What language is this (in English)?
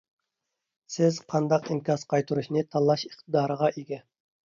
Uyghur